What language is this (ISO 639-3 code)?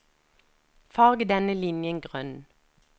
nor